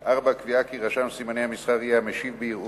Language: Hebrew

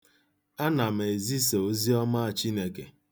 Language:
Igbo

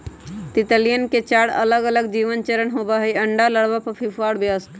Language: Magahi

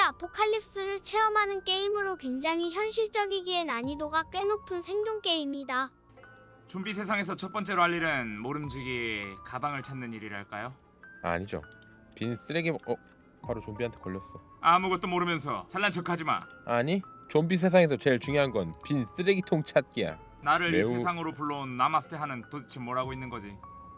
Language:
Korean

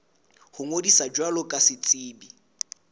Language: Southern Sotho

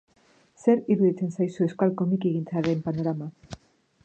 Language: Basque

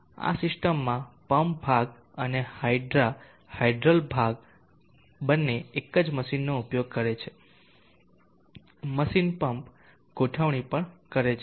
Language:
Gujarati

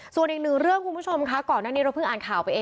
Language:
Thai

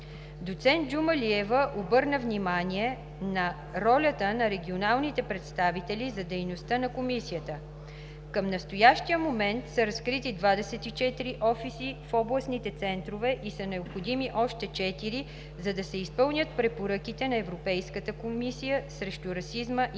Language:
Bulgarian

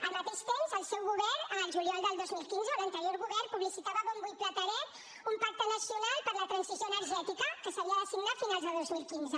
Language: Catalan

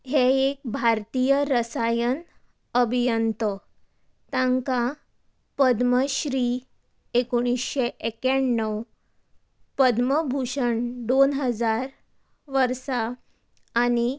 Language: Konkani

